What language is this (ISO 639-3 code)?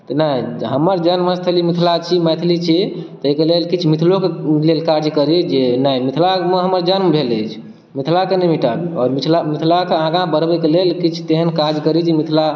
mai